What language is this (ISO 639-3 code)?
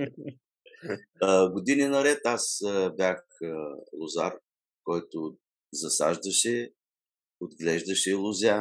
bul